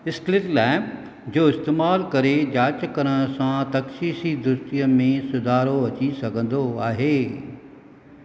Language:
Sindhi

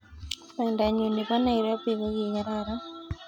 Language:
Kalenjin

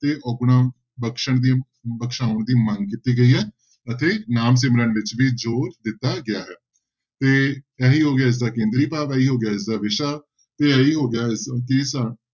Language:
Punjabi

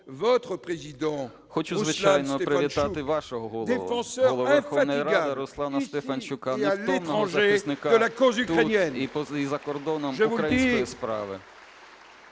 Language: Ukrainian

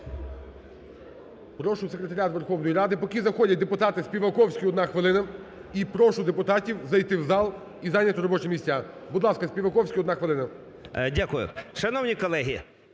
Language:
Ukrainian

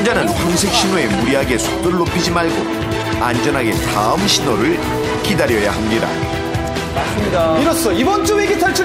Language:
Korean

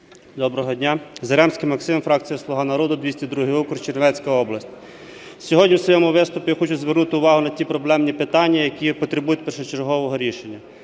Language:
Ukrainian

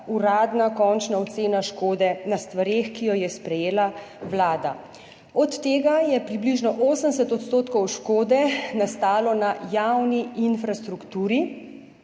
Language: Slovenian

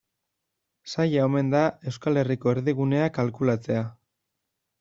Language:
Basque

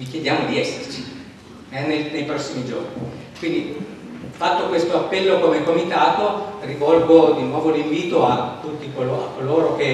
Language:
Italian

